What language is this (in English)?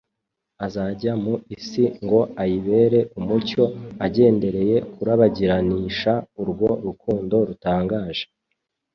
Kinyarwanda